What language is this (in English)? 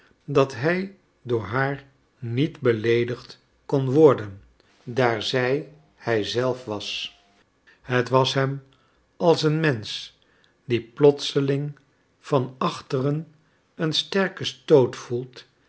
Dutch